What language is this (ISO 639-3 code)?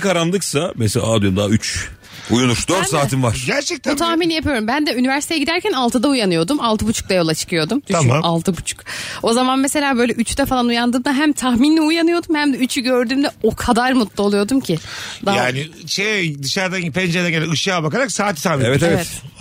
tur